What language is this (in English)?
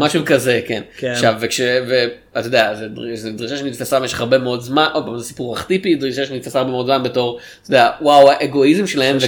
Hebrew